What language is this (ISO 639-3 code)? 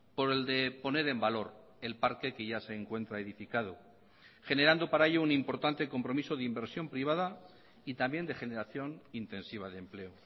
spa